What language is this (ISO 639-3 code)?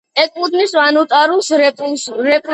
kat